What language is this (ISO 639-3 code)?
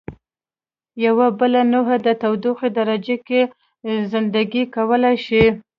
pus